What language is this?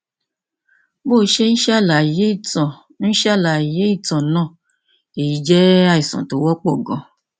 Yoruba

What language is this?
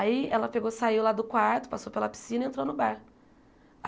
Portuguese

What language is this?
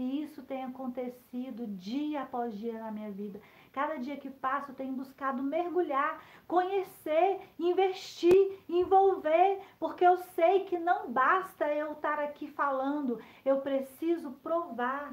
Portuguese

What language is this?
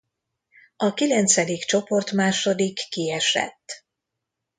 Hungarian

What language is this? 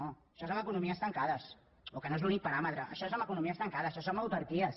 Catalan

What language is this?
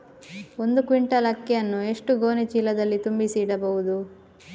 Kannada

